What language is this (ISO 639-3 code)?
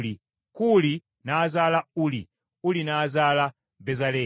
lug